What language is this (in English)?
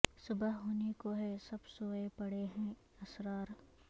Urdu